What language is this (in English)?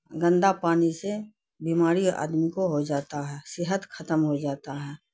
Urdu